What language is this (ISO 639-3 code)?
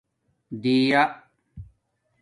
dmk